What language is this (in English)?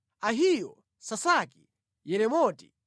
Nyanja